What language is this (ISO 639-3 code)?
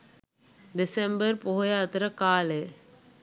sin